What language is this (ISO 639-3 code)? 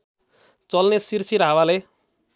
nep